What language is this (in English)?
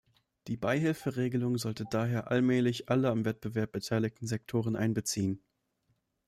German